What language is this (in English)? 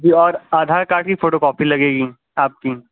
Urdu